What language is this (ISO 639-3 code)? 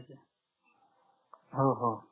mar